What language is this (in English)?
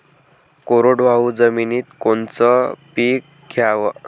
Marathi